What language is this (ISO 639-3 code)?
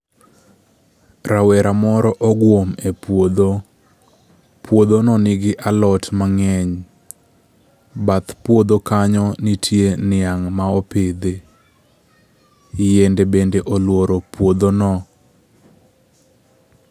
luo